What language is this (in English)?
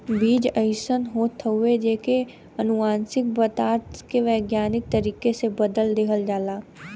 Bhojpuri